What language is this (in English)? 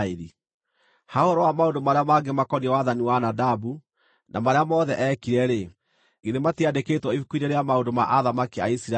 Kikuyu